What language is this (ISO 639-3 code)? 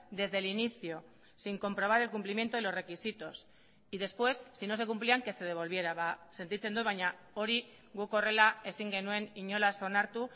spa